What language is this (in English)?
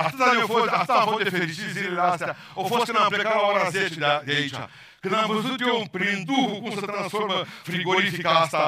Romanian